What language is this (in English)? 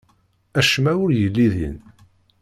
Kabyle